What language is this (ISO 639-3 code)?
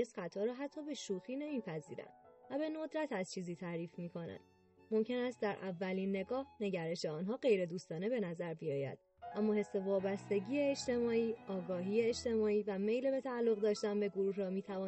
fas